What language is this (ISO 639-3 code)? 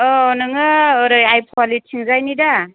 brx